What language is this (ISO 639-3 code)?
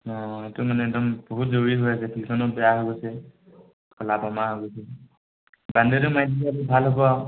asm